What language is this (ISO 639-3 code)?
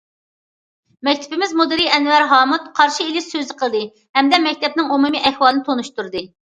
uig